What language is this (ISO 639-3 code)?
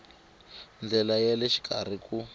tso